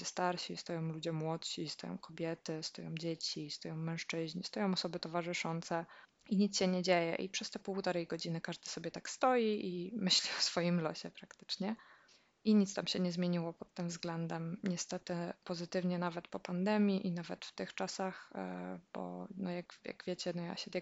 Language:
Polish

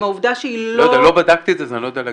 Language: Hebrew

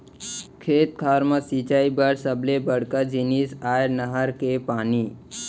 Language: Chhattisgarhi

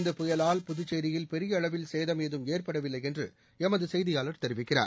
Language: Tamil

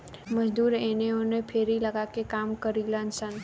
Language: Bhojpuri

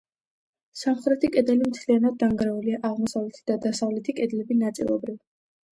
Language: Georgian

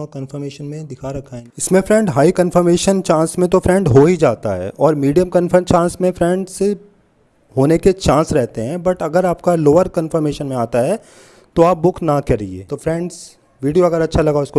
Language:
Hindi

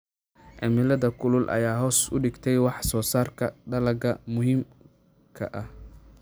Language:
Somali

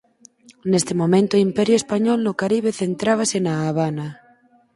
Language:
Galician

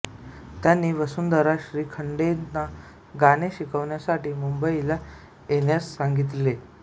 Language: Marathi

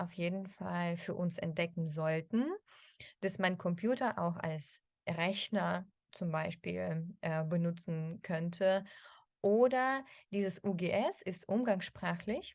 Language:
German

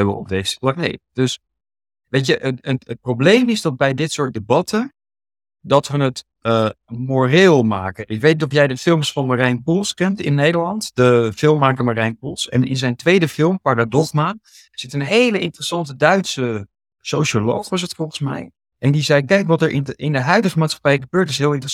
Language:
Dutch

